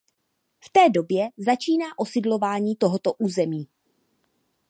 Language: Czech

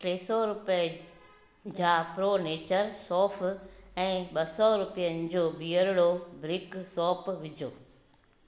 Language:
Sindhi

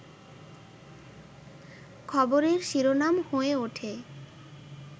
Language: Bangla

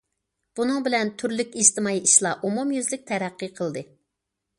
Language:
Uyghur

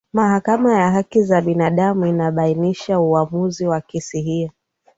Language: Swahili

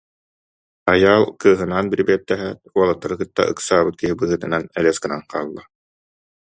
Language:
Yakut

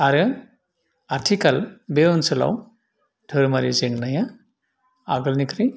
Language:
Bodo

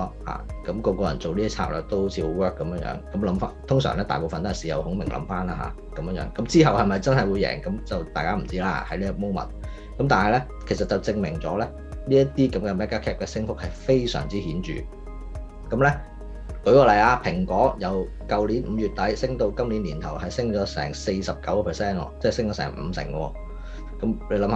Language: Chinese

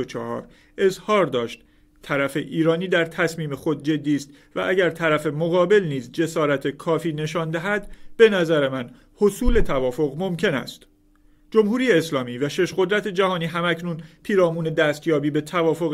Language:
Persian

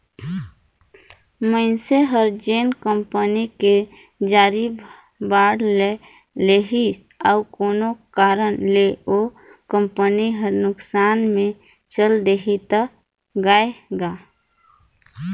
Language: Chhattisgarhi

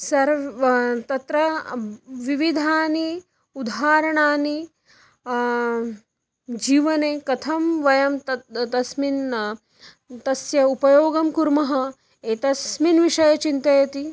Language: Sanskrit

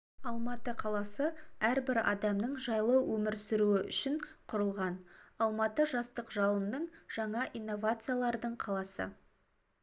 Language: Kazakh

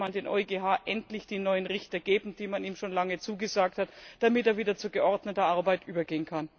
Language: German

